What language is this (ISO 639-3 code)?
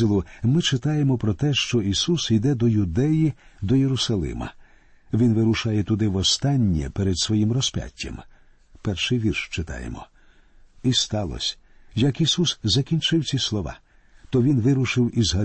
ukr